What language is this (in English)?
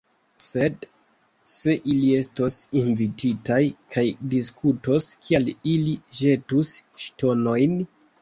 Esperanto